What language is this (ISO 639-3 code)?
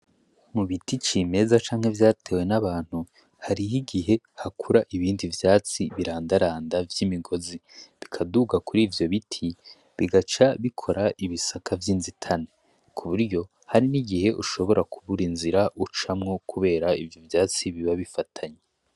run